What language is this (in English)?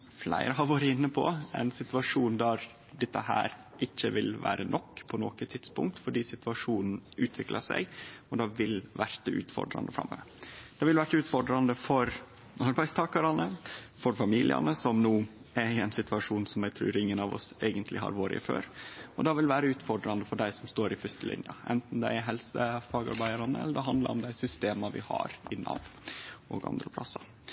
Norwegian Nynorsk